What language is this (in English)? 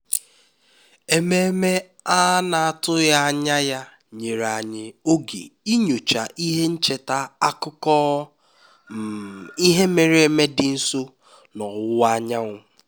Igbo